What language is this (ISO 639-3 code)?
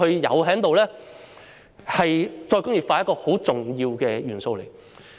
yue